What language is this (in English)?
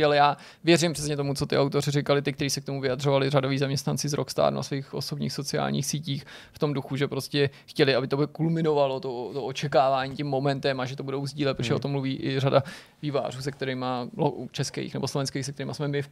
Czech